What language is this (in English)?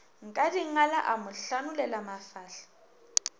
Northern Sotho